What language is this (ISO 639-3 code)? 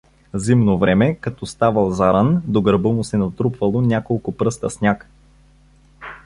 bul